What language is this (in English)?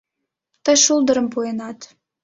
Mari